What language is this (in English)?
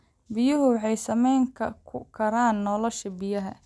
Somali